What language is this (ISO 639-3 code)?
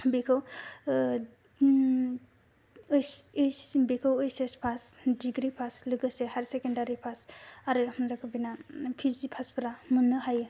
brx